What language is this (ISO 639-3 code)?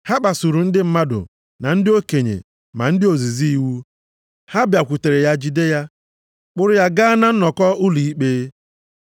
ibo